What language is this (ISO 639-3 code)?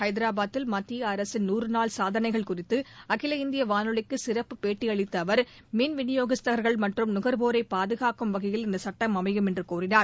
tam